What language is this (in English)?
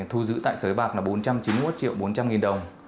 Vietnamese